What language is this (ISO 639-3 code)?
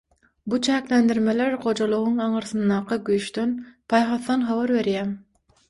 tuk